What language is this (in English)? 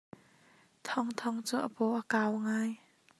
Hakha Chin